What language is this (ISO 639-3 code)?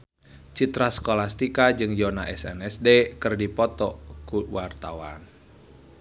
sun